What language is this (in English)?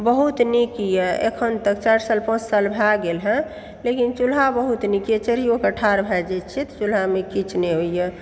Maithili